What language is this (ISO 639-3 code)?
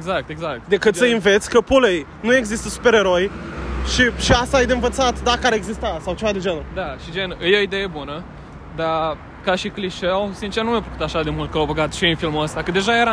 ron